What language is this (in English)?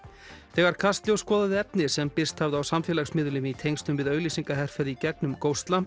Icelandic